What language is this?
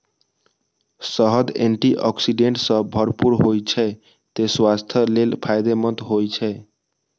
Maithili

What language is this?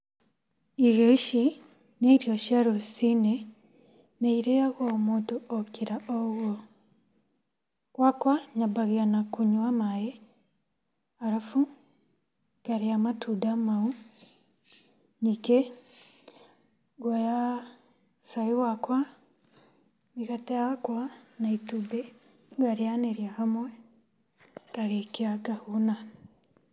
Kikuyu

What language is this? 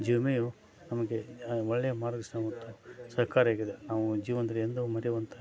Kannada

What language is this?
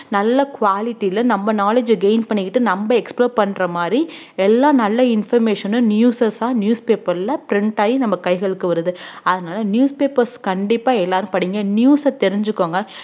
Tamil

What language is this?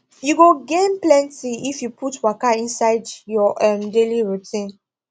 Nigerian Pidgin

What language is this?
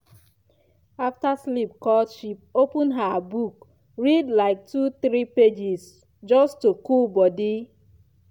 Nigerian Pidgin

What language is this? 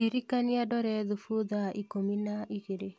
Kikuyu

